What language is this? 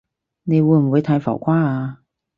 Cantonese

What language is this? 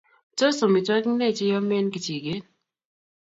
Kalenjin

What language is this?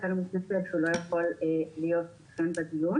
Hebrew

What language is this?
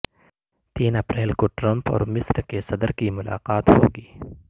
Urdu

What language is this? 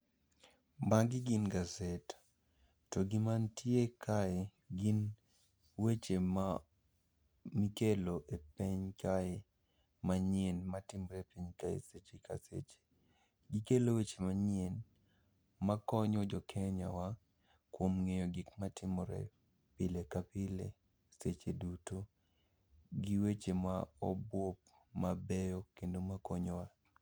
Luo (Kenya and Tanzania)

